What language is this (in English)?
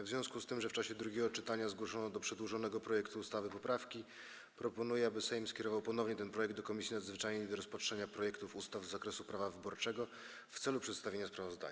Polish